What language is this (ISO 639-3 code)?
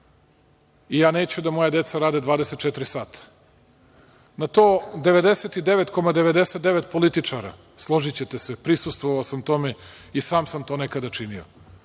srp